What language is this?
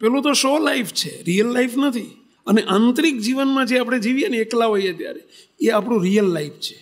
Gujarati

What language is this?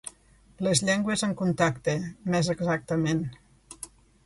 Catalan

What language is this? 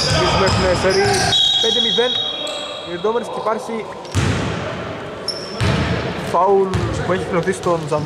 Greek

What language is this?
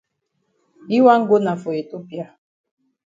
Cameroon Pidgin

